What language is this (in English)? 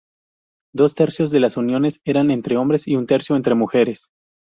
Spanish